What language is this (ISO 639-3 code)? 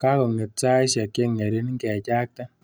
kln